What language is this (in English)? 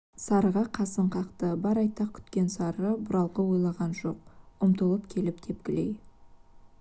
Kazakh